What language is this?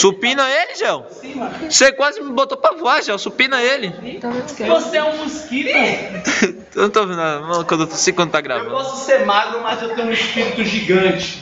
Portuguese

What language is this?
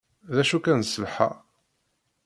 Kabyle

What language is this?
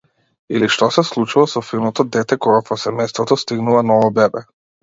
Macedonian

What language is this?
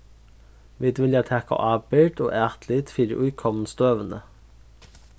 Faroese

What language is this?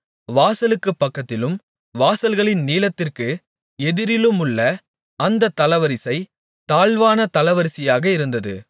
Tamil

